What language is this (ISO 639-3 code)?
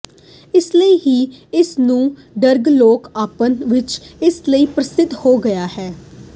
pan